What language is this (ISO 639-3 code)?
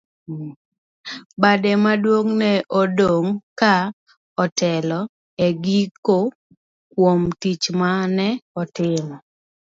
luo